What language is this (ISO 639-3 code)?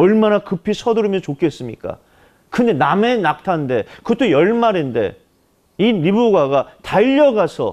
kor